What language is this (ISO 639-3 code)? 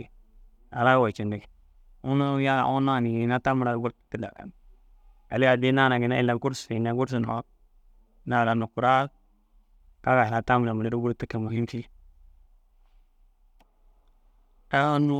dzg